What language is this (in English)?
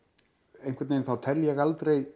Icelandic